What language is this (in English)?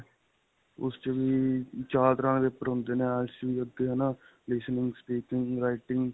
Punjabi